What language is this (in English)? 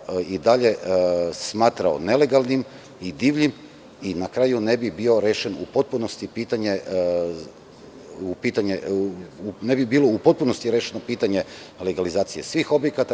Serbian